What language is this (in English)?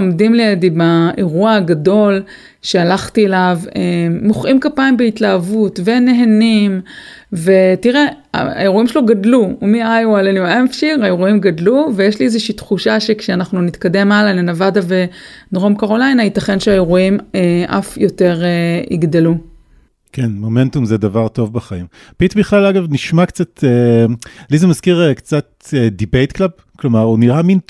Hebrew